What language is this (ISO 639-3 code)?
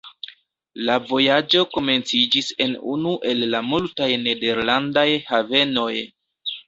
epo